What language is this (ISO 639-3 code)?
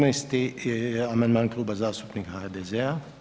hrv